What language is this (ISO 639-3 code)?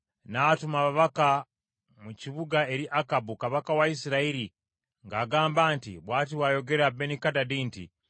lug